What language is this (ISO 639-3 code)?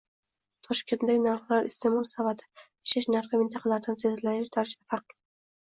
uzb